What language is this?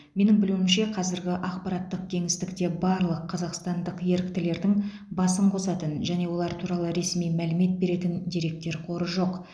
Kazakh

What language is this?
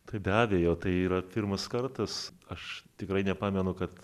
Lithuanian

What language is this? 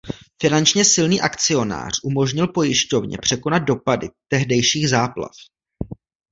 Czech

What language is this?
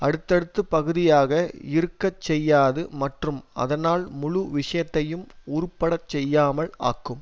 Tamil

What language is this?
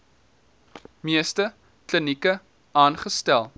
Afrikaans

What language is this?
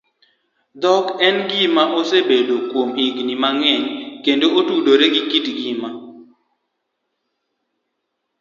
Luo (Kenya and Tanzania)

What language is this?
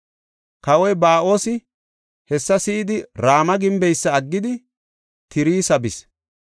Gofa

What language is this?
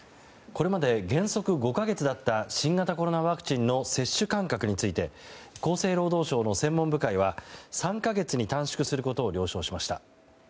Japanese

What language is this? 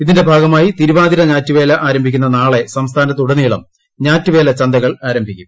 Malayalam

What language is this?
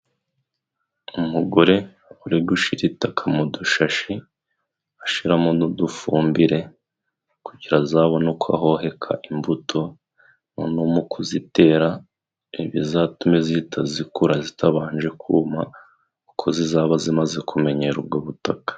Kinyarwanda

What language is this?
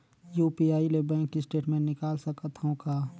Chhattisgarhi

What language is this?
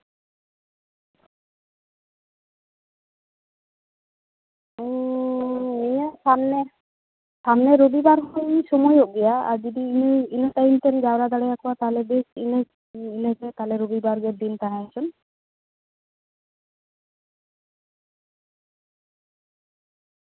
Santali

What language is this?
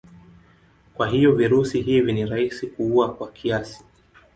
Swahili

